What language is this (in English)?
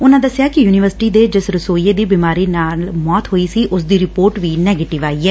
Punjabi